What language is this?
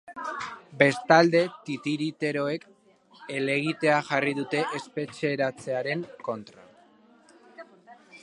Basque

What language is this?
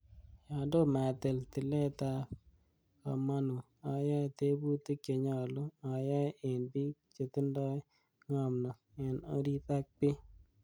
Kalenjin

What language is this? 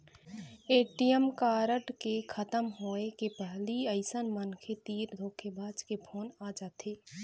Chhattisgarhi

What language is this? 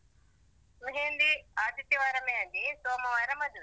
Kannada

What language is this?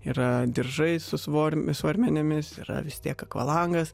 Lithuanian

